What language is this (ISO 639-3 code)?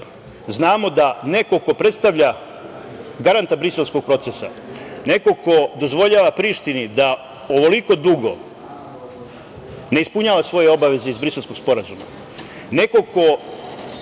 srp